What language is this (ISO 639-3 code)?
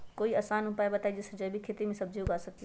mag